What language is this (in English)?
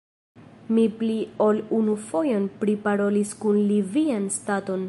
Esperanto